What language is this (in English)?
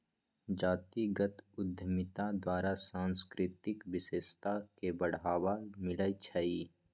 Magahi